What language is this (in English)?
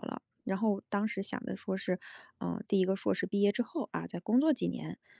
Chinese